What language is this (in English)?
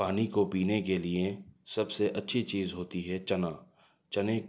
Urdu